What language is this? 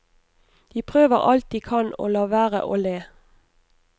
Norwegian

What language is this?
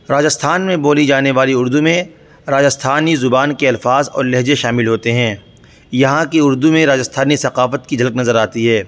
Urdu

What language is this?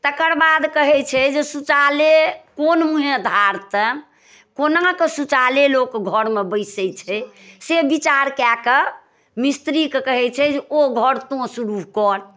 Maithili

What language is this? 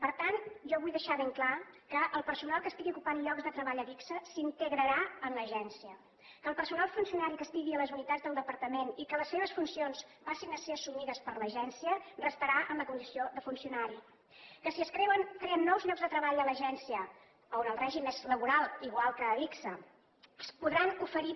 Catalan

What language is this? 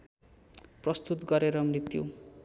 Nepali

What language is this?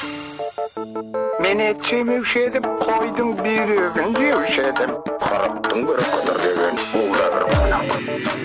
Kazakh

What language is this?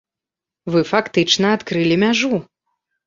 Belarusian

